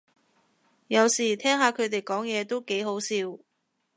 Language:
Cantonese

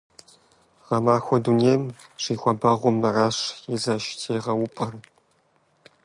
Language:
Kabardian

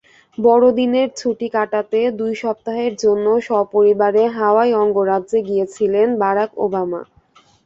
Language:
Bangla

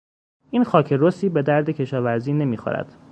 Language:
Persian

